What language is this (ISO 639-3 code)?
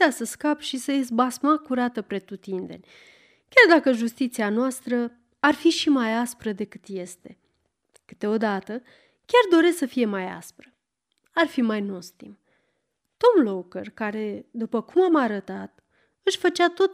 ron